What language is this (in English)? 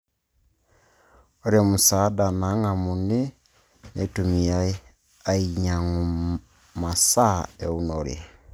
Masai